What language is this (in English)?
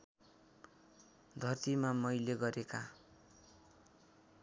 Nepali